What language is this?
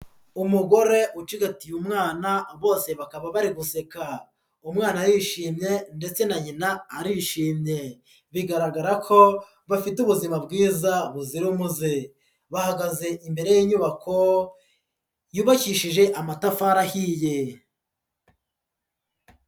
Kinyarwanda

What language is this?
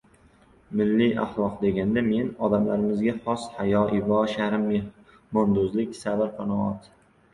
Uzbek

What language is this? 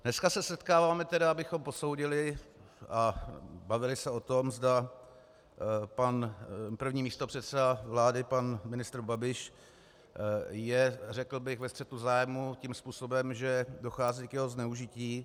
Czech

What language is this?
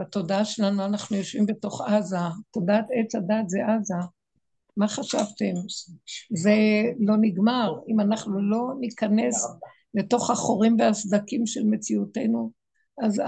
Hebrew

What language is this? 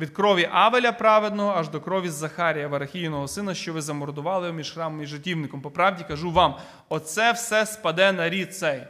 Ukrainian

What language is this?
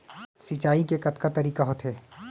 Chhattisgarhi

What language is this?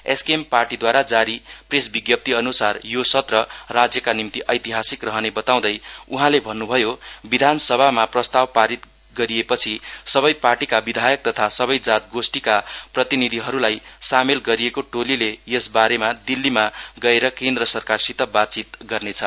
Nepali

